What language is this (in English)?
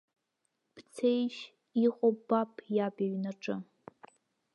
Abkhazian